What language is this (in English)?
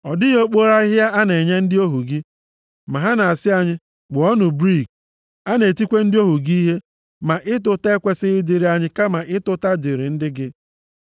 Igbo